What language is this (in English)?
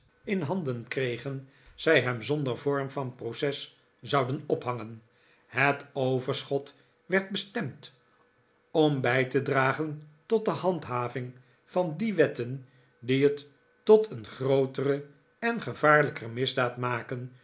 Dutch